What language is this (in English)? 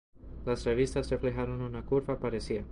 Spanish